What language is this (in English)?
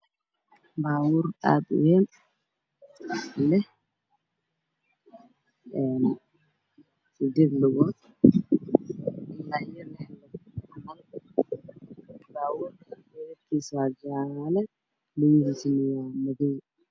Somali